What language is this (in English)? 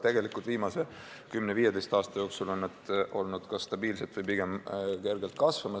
Estonian